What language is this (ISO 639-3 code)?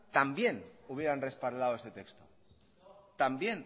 spa